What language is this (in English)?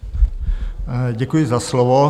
Czech